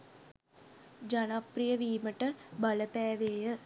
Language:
Sinhala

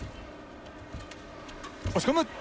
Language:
Japanese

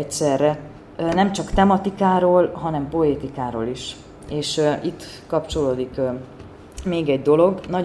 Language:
Hungarian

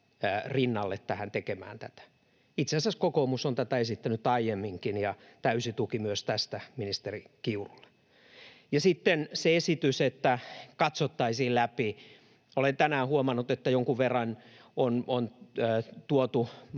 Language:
Finnish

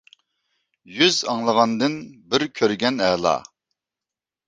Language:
Uyghur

